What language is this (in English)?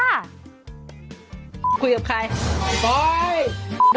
Thai